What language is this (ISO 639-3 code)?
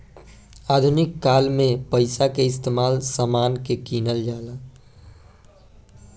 bho